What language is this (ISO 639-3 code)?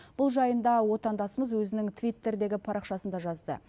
kaz